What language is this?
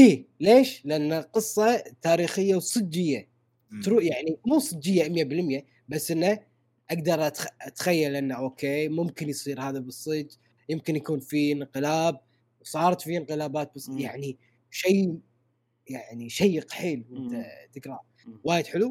Arabic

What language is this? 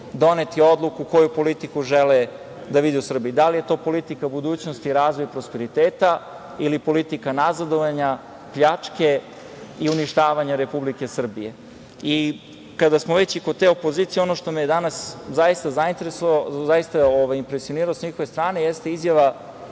Serbian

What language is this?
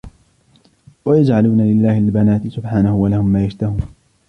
Arabic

